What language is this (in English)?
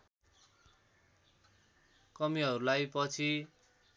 Nepali